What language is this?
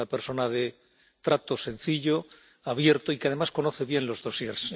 Spanish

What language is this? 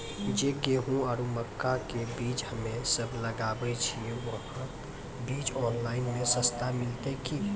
Maithili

